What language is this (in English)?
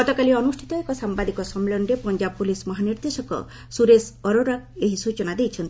Odia